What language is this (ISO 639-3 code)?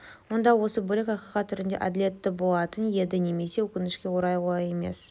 kaz